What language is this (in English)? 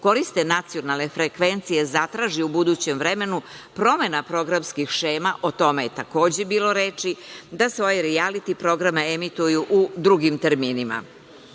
Serbian